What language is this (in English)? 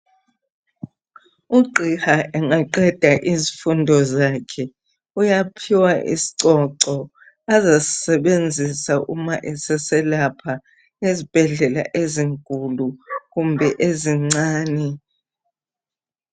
North Ndebele